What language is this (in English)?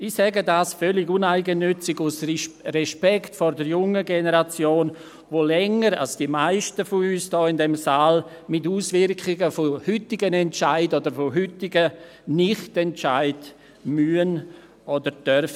Swiss German